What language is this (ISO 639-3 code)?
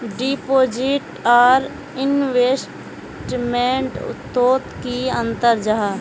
mag